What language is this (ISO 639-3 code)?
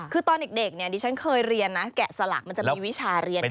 tha